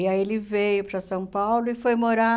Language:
Portuguese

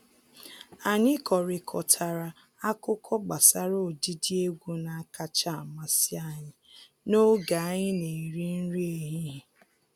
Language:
Igbo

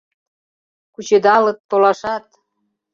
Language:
Mari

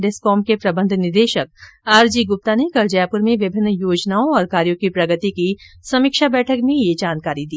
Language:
Hindi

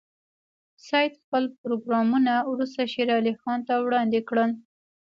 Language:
Pashto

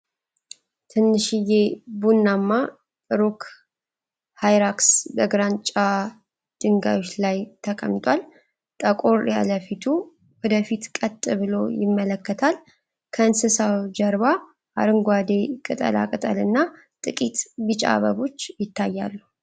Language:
Amharic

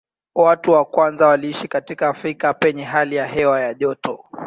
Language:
Swahili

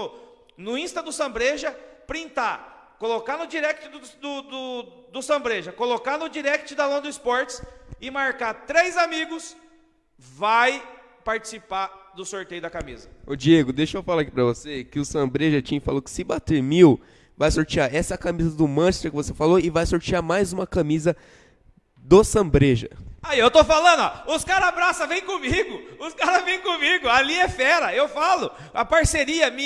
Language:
Portuguese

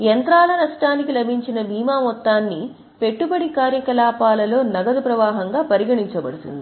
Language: Telugu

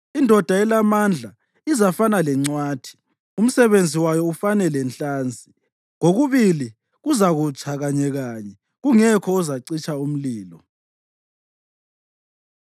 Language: North Ndebele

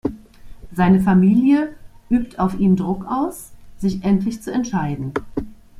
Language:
German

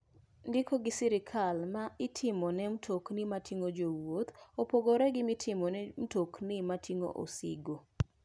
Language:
Luo (Kenya and Tanzania)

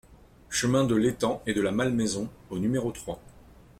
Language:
French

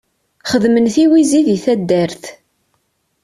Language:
Kabyle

